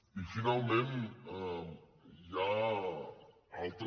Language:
Catalan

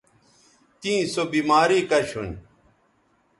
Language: Bateri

